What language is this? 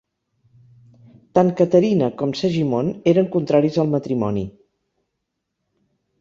Catalan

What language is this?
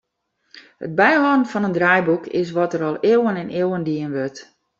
Western Frisian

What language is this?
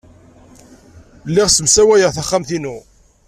Kabyle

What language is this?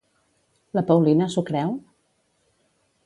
Catalan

